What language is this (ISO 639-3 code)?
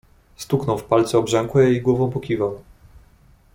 pol